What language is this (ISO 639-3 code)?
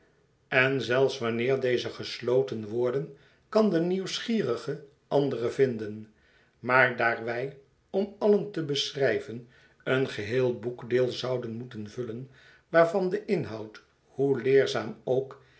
nld